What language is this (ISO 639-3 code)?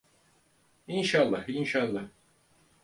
tur